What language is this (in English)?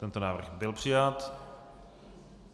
Czech